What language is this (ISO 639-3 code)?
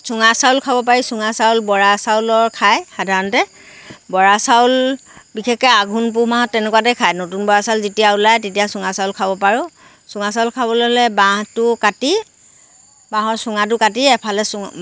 asm